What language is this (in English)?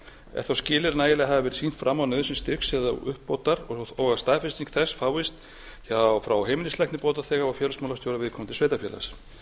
Icelandic